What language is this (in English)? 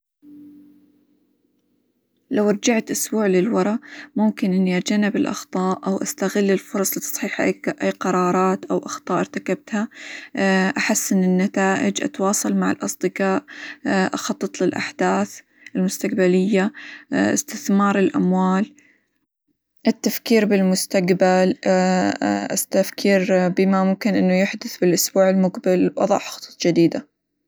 Hijazi Arabic